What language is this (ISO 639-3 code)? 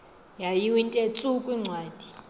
xho